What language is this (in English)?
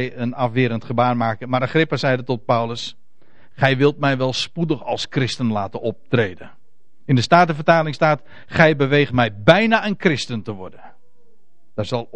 Dutch